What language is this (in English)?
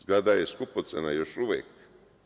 Serbian